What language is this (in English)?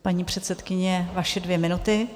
Czech